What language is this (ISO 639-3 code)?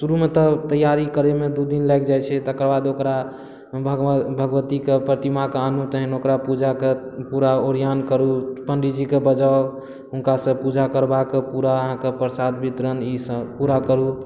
mai